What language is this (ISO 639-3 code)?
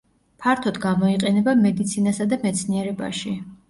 kat